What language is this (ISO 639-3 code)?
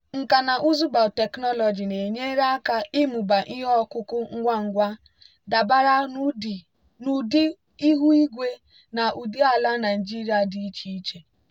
ibo